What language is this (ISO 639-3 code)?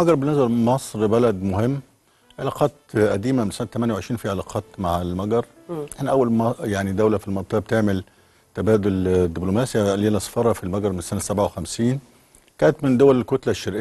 ara